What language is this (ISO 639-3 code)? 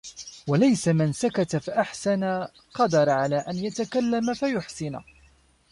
ara